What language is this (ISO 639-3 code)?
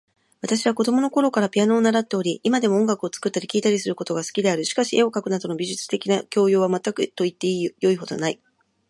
jpn